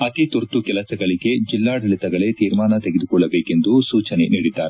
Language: Kannada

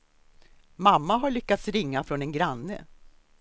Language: Swedish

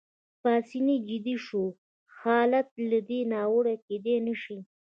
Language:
Pashto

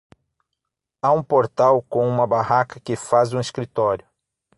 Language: Portuguese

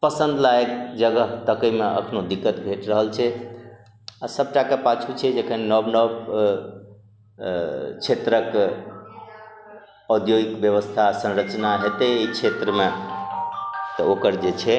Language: Maithili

